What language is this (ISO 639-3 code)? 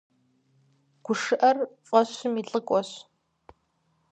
kbd